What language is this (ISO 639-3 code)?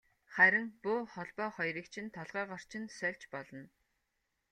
mon